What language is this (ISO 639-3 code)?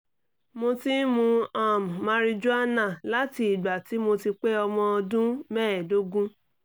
yor